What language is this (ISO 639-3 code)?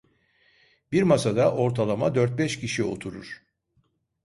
tur